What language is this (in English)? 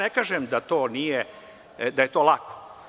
Serbian